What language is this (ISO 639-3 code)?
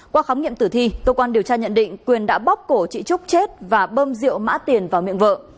vie